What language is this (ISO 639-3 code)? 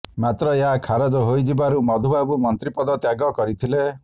ori